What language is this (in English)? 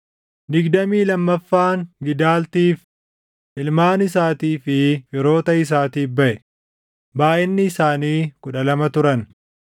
Oromo